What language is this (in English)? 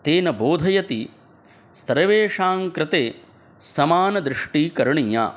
Sanskrit